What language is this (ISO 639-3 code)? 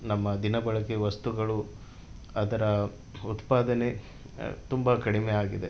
kan